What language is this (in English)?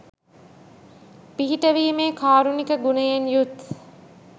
Sinhala